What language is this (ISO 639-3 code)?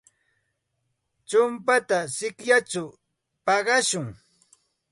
qxt